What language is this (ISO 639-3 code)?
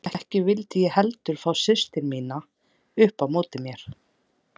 isl